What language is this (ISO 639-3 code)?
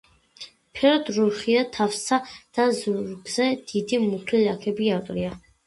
kat